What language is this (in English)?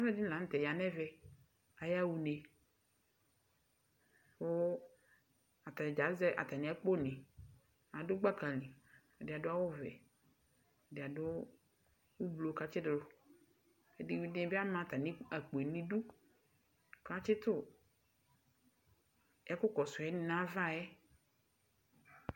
Ikposo